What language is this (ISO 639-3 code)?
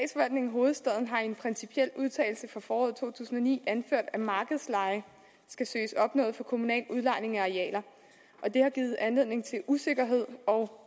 dan